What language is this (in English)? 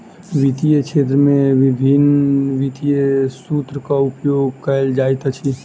Maithili